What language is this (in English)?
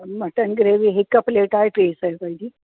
Sindhi